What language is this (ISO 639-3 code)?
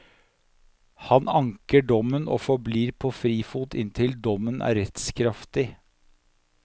nor